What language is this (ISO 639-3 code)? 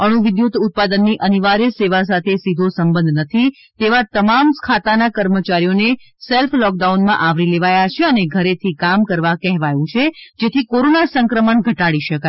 guj